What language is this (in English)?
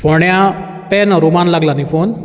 Konkani